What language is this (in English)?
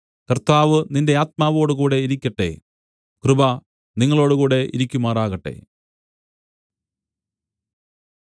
Malayalam